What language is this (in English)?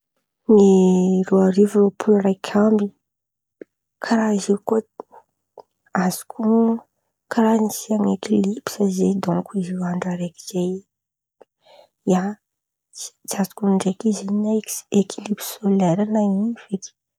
Antankarana Malagasy